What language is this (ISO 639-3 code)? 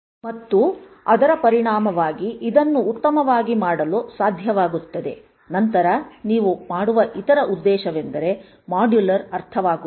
kan